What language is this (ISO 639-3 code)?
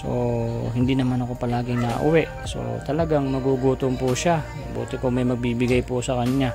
fil